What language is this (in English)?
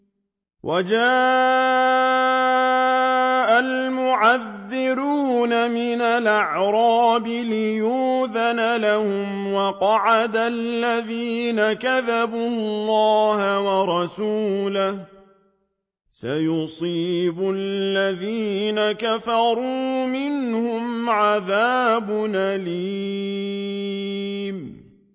Arabic